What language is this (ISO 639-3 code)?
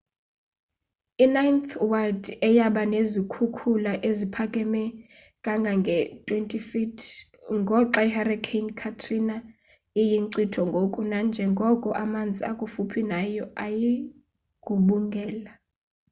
xho